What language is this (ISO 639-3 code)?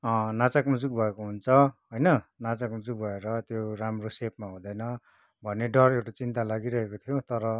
nep